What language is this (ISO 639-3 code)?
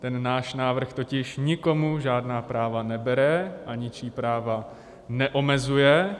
ces